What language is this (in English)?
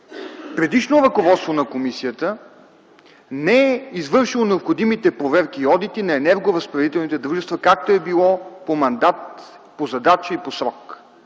Bulgarian